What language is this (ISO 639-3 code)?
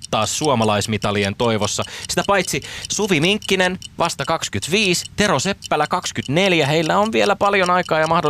fin